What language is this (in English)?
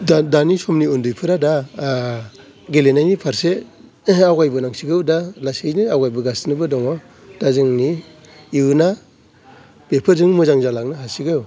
Bodo